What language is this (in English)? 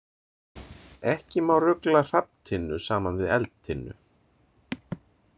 Icelandic